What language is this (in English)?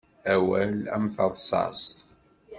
Kabyle